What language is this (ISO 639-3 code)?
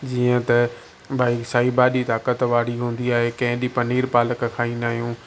snd